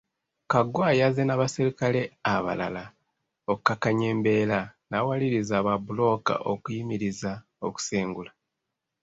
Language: Ganda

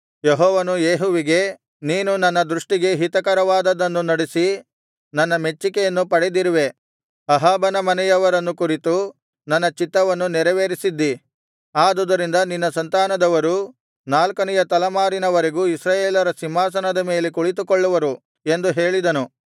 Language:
Kannada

